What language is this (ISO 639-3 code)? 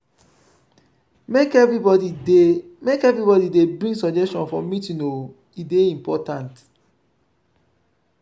pcm